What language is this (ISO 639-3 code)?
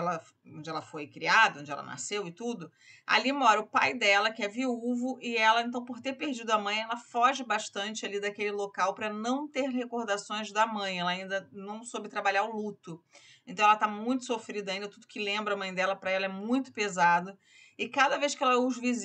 por